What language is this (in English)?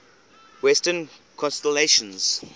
English